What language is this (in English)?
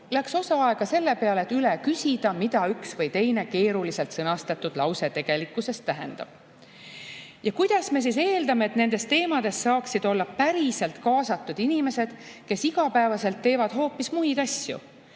Estonian